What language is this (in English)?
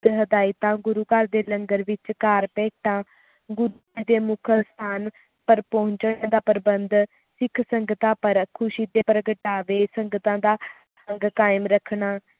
Punjabi